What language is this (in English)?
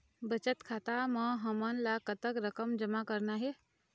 Chhattisgarhi